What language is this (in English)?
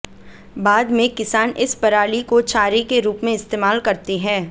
Hindi